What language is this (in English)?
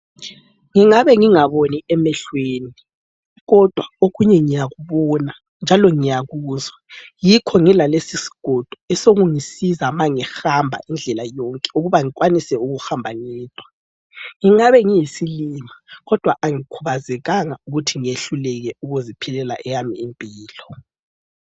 North Ndebele